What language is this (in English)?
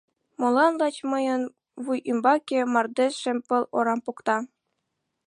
Mari